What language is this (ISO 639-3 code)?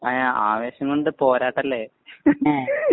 mal